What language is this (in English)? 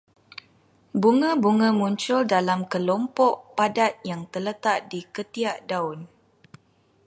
Malay